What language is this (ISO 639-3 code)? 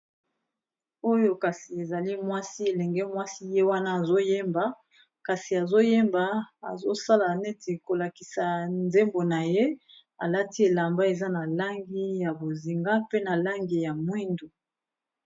lin